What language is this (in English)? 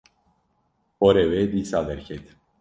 Kurdish